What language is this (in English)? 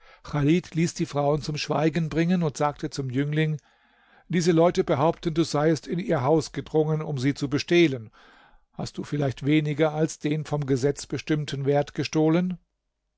German